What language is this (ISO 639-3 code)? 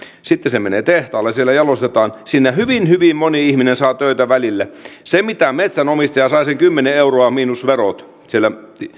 fin